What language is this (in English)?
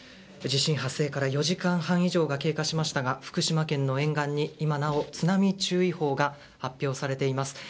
Japanese